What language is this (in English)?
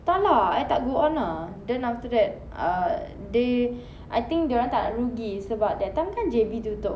English